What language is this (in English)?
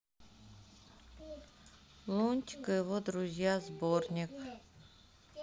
Russian